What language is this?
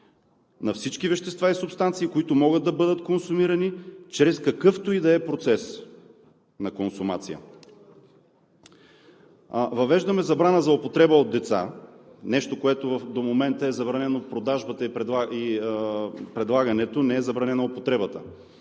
Bulgarian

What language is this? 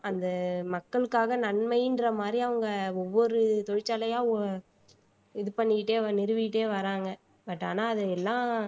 Tamil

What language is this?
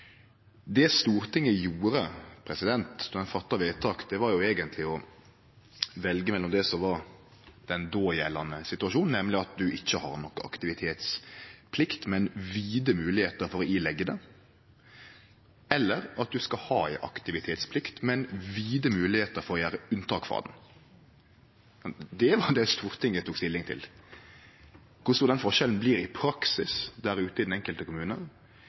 Norwegian Nynorsk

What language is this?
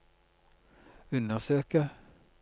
Norwegian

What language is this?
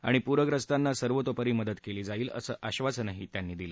Marathi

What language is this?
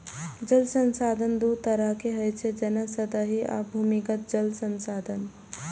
Maithili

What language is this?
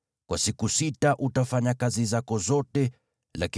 Swahili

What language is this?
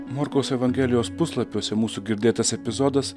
Lithuanian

